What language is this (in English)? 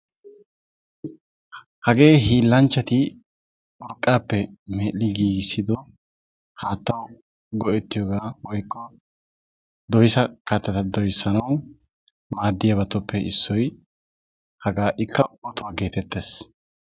Wolaytta